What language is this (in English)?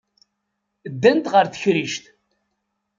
Kabyle